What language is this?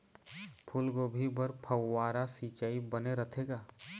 Chhattisgarhi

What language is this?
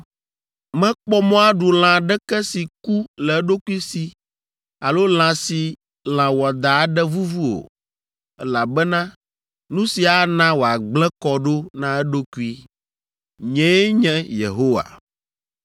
Ewe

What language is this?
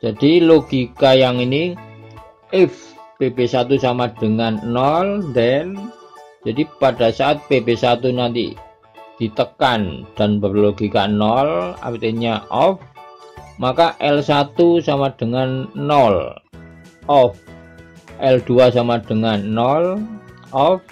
Indonesian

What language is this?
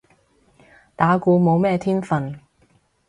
Cantonese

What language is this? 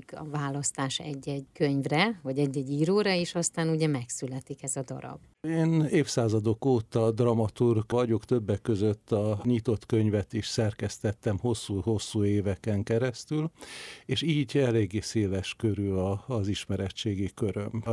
Hungarian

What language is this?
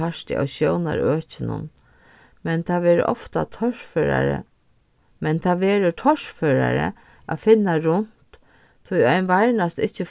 Faroese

